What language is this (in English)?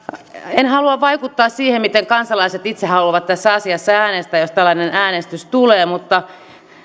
Finnish